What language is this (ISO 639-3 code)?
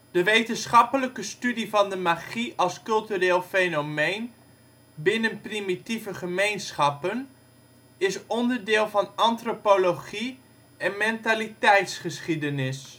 nld